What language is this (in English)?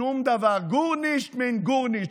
Hebrew